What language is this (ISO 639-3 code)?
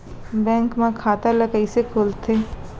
hne